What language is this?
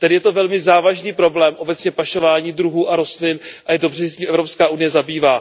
Czech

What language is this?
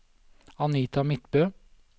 Norwegian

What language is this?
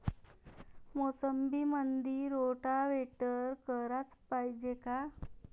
Marathi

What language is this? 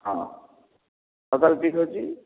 Odia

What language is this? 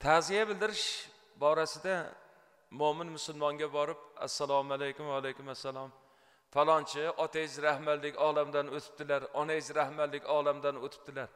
Turkish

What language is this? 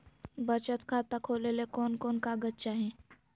Magahi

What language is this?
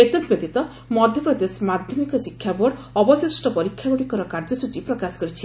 Odia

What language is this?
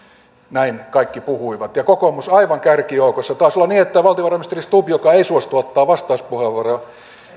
Finnish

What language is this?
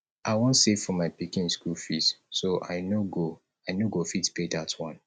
Nigerian Pidgin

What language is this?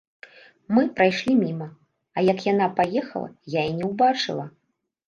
Belarusian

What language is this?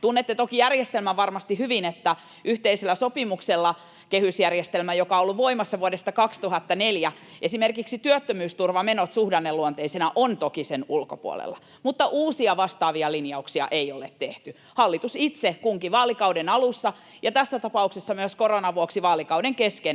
Finnish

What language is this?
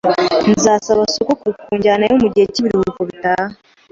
Kinyarwanda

